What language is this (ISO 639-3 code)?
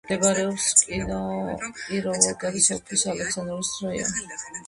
kat